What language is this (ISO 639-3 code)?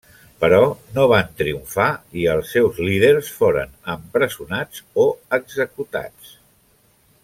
cat